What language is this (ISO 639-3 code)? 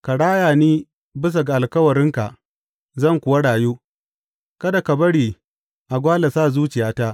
hau